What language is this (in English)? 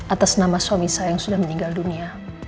Indonesian